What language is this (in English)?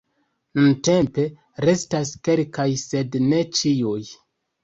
Esperanto